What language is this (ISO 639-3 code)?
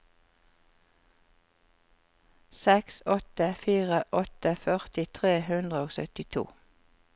nor